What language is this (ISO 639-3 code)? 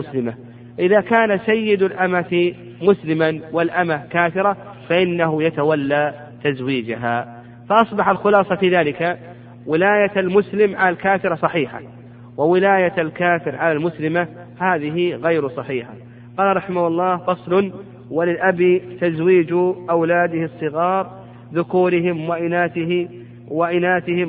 ara